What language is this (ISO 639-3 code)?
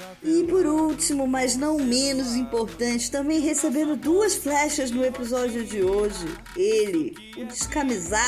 por